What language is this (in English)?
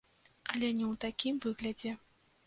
Belarusian